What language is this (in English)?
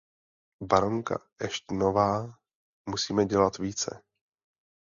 Czech